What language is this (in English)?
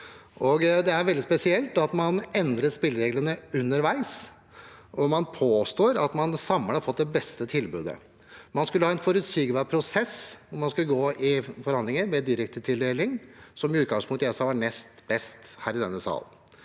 Norwegian